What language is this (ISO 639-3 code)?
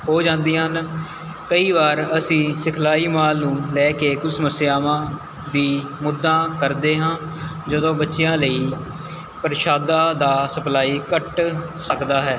pan